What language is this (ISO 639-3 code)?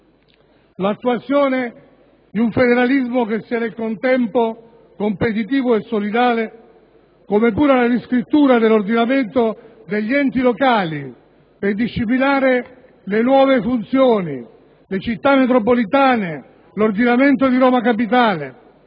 ita